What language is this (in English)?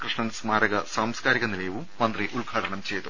Malayalam